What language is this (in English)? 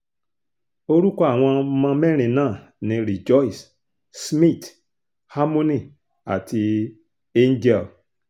Yoruba